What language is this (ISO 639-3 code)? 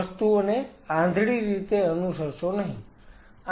guj